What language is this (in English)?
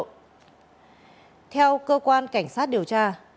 Vietnamese